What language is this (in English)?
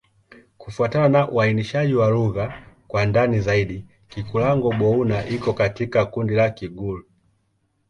Swahili